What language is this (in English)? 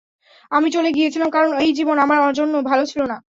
Bangla